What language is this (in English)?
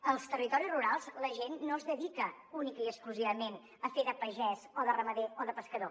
Catalan